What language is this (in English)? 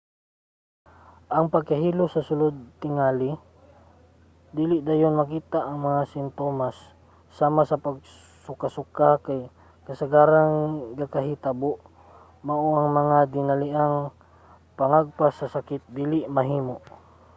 Cebuano